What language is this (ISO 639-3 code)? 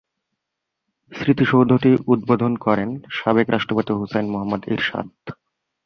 ben